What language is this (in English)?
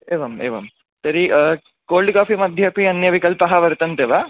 Sanskrit